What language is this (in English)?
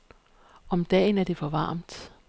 Danish